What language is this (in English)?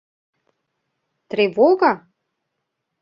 Mari